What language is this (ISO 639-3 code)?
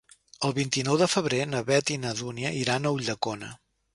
cat